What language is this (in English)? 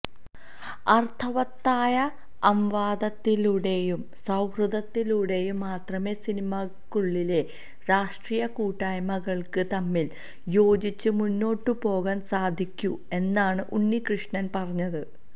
Malayalam